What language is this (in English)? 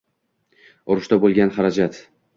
Uzbek